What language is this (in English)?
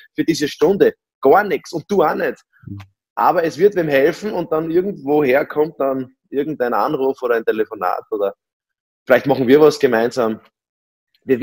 German